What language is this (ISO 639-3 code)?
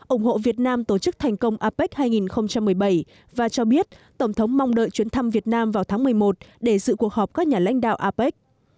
vie